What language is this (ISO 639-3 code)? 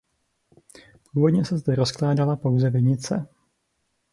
ces